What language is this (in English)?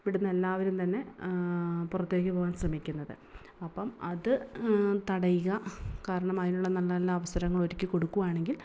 Malayalam